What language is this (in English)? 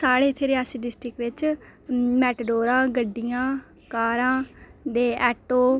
Dogri